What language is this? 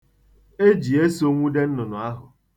Igbo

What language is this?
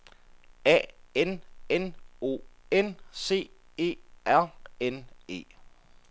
Danish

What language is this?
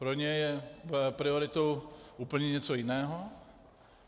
Czech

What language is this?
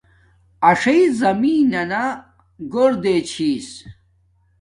Domaaki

